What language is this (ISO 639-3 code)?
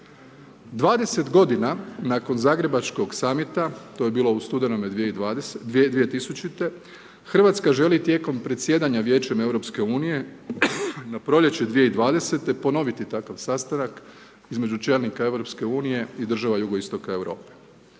hrv